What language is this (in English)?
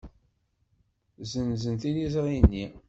Kabyle